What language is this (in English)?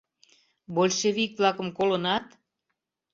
Mari